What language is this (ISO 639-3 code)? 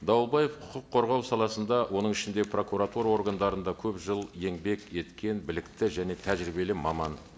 kaz